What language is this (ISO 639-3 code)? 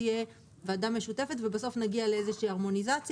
heb